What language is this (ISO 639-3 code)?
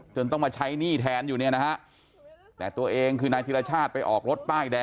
tha